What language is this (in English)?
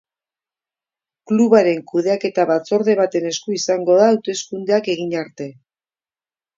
Basque